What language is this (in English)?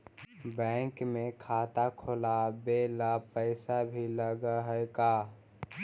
Magahi